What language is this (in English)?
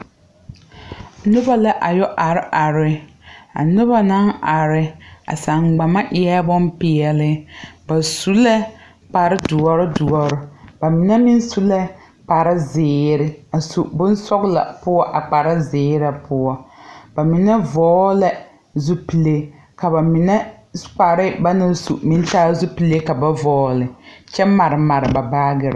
Southern Dagaare